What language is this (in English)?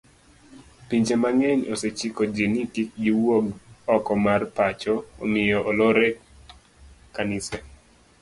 Luo (Kenya and Tanzania)